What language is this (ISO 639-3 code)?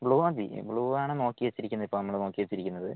mal